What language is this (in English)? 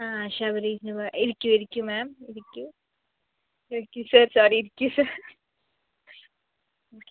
Malayalam